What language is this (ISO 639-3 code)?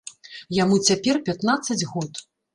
bel